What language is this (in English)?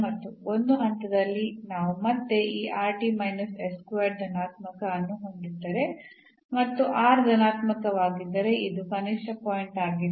Kannada